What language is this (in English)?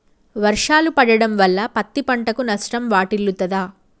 Telugu